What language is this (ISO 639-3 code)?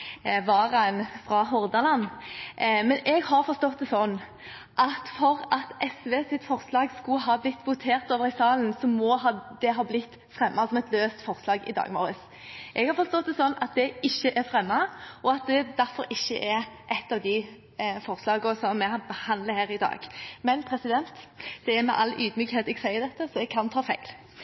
nob